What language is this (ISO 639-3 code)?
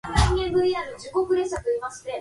eng